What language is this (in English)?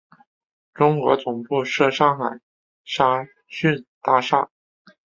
Chinese